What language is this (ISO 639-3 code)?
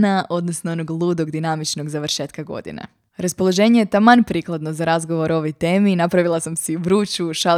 hrv